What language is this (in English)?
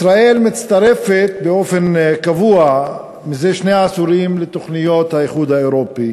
Hebrew